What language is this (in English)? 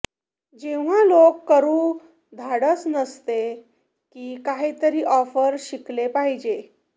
Marathi